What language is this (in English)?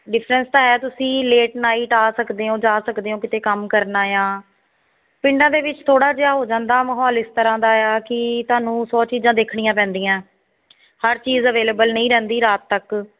Punjabi